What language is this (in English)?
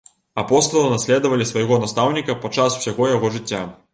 Belarusian